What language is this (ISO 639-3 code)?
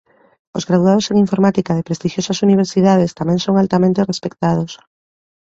glg